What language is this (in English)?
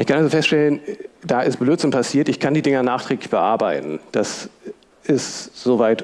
German